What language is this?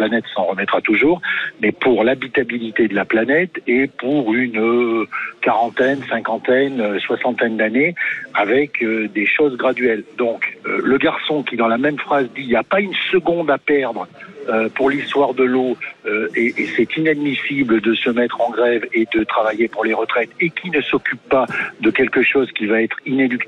French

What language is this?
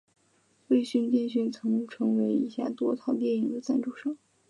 Chinese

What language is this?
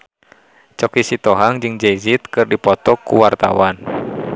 Sundanese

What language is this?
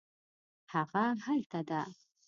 Pashto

